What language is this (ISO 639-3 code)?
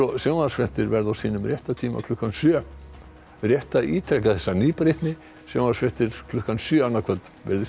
isl